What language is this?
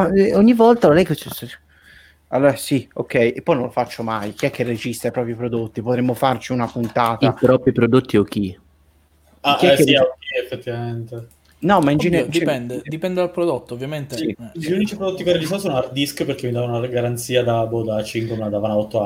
Italian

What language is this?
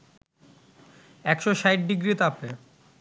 Bangla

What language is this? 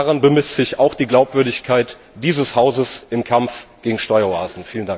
German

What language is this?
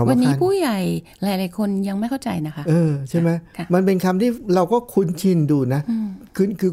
Thai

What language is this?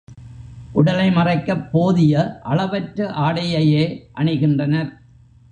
Tamil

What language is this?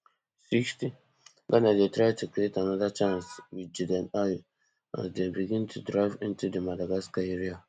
Nigerian Pidgin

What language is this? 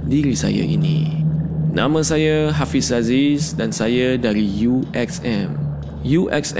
Malay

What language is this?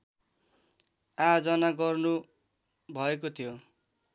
Nepali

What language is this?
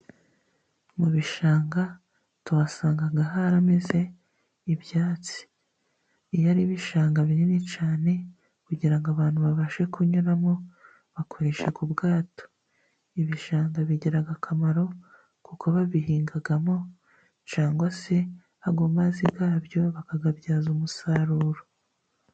Kinyarwanda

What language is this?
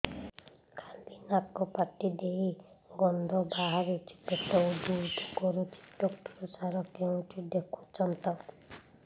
Odia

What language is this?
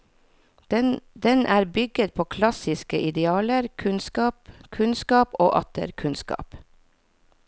Norwegian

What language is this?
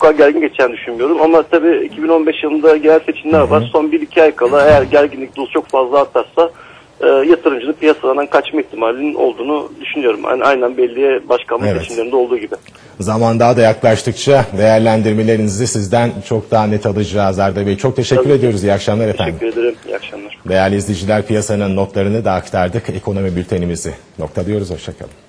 Turkish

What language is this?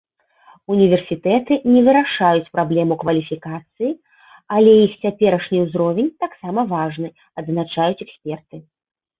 Belarusian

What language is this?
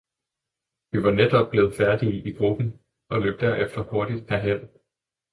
Danish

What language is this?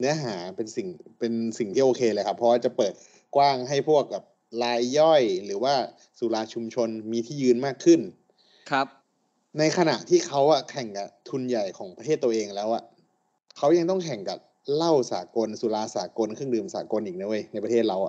Thai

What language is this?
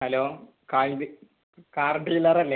Malayalam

